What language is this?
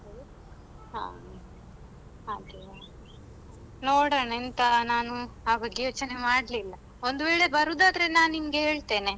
Kannada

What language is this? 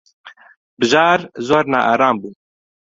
Central Kurdish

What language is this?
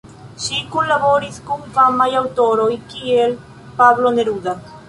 Esperanto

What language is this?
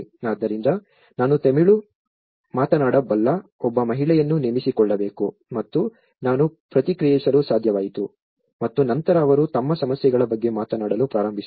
Kannada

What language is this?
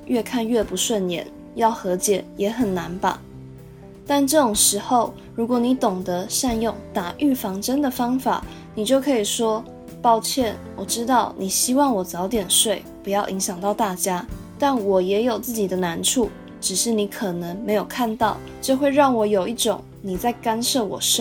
Chinese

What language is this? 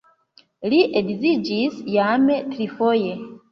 Esperanto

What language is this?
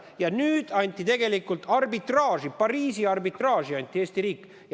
Estonian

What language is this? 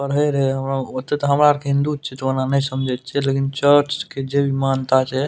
Maithili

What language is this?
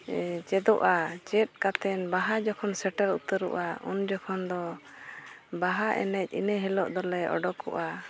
Santali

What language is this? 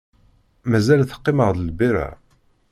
Kabyle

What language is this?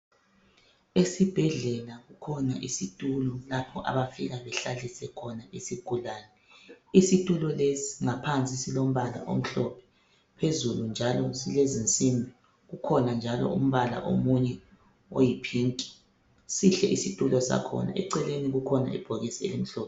North Ndebele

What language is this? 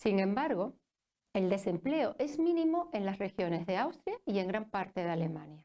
Spanish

